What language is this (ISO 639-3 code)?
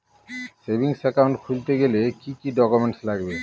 ben